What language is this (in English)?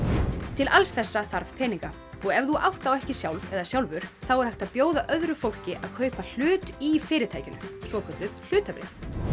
Icelandic